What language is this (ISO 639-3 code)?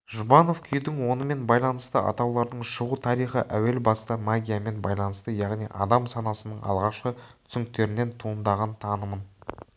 kaz